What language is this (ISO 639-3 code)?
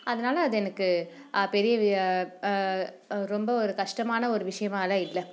tam